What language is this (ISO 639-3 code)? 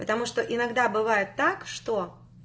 rus